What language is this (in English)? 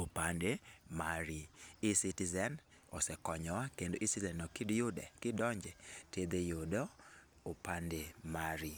Luo (Kenya and Tanzania)